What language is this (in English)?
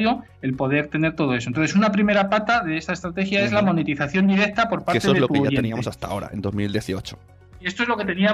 Spanish